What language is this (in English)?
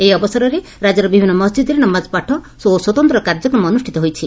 Odia